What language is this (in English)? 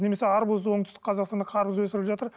Kazakh